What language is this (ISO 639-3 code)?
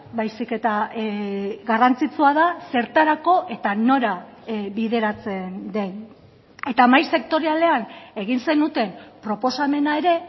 eus